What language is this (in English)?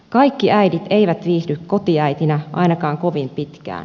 Finnish